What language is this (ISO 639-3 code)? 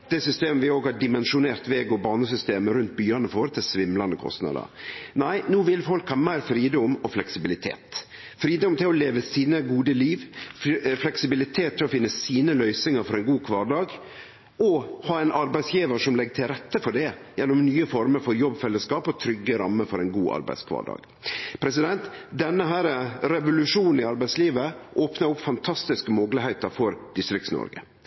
nno